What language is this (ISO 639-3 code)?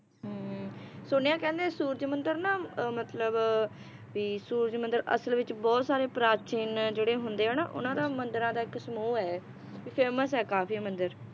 pan